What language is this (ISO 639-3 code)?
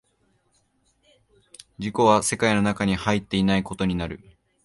jpn